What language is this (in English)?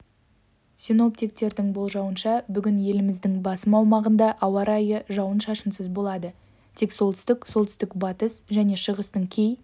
Kazakh